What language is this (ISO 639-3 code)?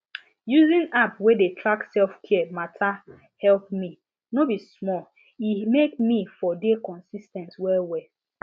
pcm